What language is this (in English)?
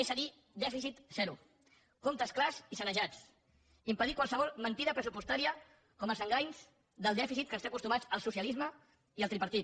Catalan